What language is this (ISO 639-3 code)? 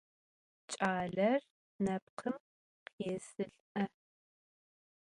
ady